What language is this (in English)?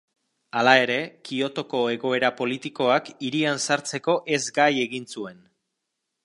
Basque